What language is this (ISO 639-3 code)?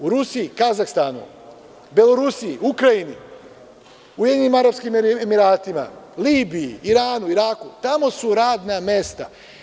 srp